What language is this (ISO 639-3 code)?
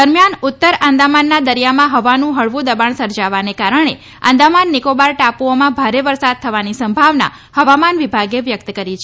guj